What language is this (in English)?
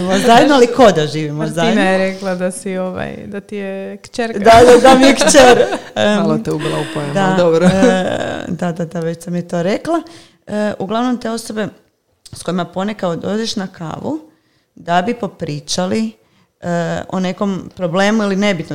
Croatian